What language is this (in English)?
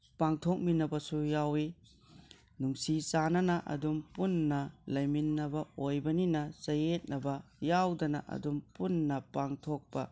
Manipuri